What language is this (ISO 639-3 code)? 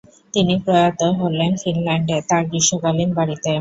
ben